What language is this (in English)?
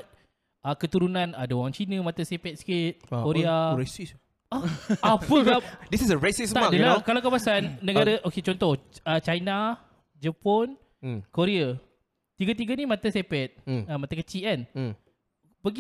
Malay